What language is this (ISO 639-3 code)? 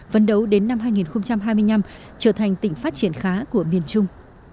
vie